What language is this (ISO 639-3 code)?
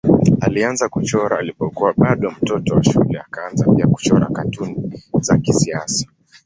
swa